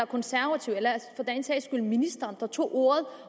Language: Danish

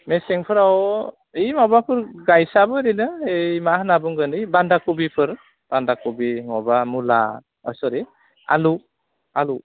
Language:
Bodo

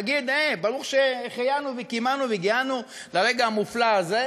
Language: Hebrew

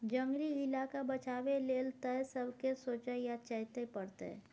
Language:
Maithili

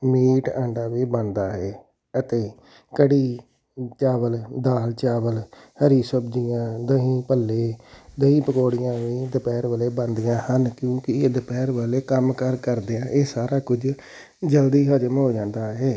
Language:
Punjabi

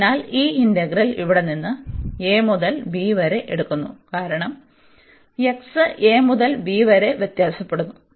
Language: Malayalam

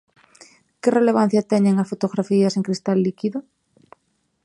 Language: Galician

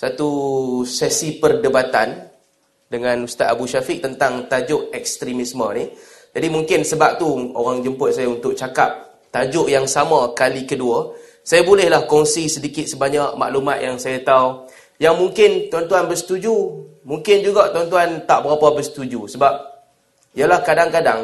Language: Malay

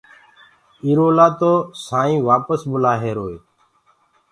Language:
Gurgula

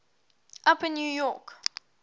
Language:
English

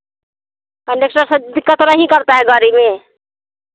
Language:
Hindi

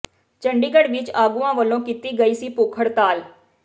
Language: Punjabi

